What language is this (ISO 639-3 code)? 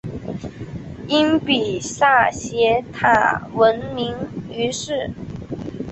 zho